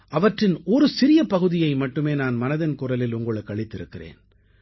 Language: Tamil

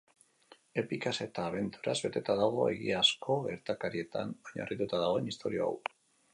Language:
Basque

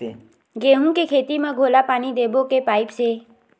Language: Chhattisgarhi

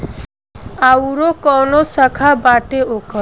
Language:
Bhojpuri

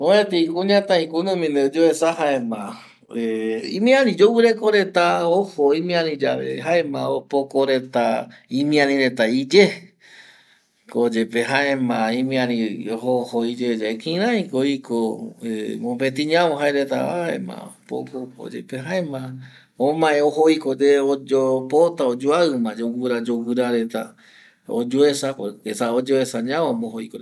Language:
Eastern Bolivian Guaraní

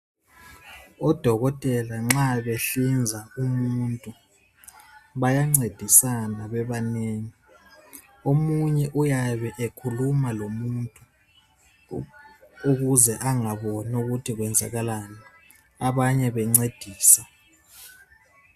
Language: North Ndebele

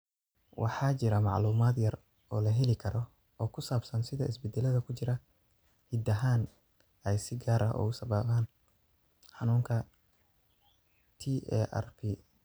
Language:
Somali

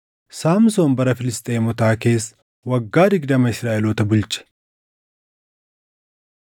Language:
Oromo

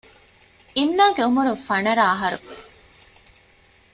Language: Divehi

